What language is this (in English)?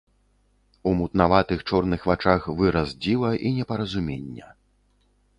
Belarusian